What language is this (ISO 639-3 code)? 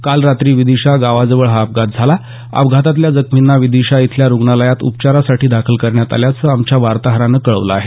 mar